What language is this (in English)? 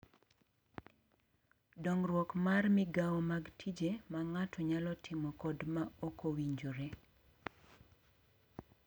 Luo (Kenya and Tanzania)